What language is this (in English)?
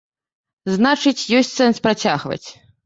Belarusian